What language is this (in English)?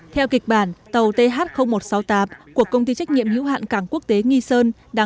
Vietnamese